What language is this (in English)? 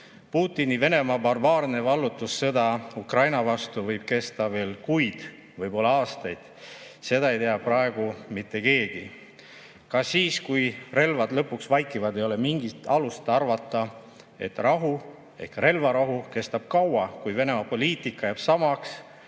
Estonian